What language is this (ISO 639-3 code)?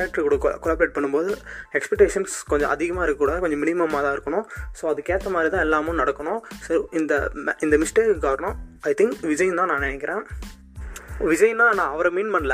tam